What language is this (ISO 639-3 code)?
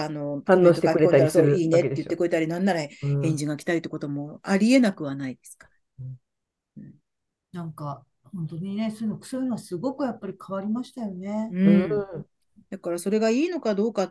jpn